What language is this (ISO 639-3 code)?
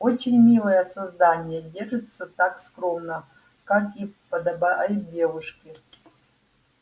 rus